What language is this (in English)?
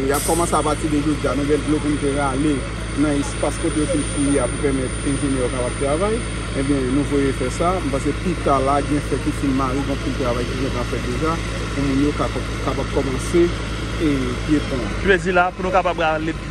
French